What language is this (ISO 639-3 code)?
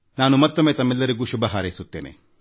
kan